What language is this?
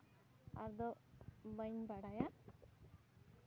Santali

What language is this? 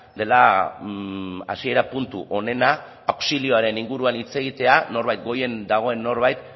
Basque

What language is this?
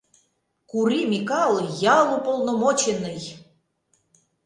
Mari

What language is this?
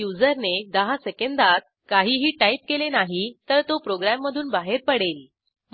Marathi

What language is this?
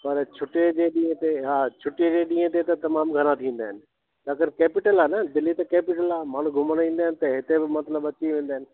Sindhi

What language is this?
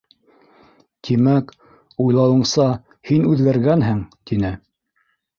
Bashkir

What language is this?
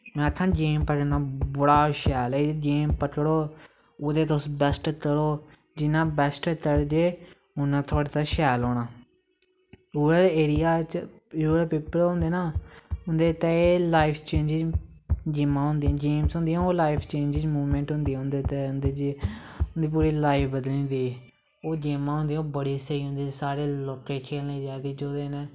Dogri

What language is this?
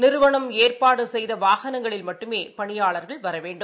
Tamil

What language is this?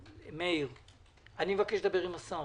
Hebrew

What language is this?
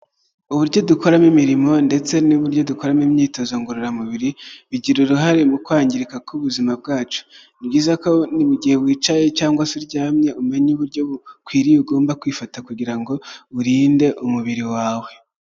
Kinyarwanda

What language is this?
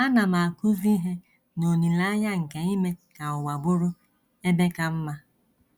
Igbo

